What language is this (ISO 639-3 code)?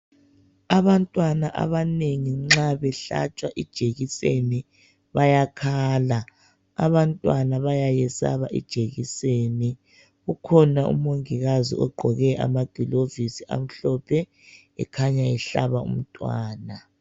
nde